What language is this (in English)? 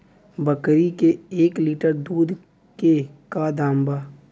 Bhojpuri